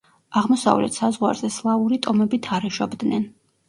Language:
Georgian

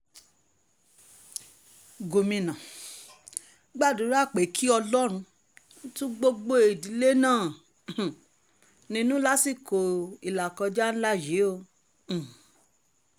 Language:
Yoruba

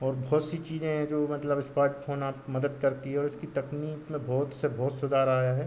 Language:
Hindi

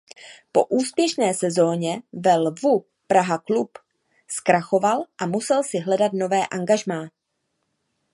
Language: Czech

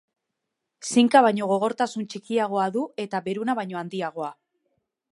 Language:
Basque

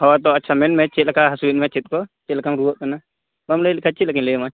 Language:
Santali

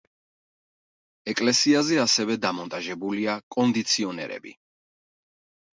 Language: Georgian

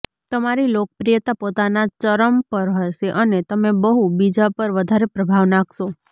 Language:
Gujarati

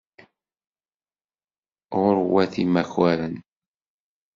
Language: Kabyle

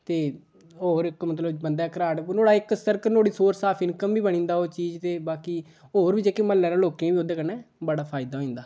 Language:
Dogri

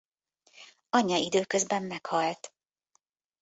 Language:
Hungarian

